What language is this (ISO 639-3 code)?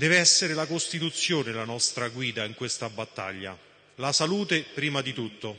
ita